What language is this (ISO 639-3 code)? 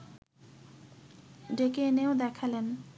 ben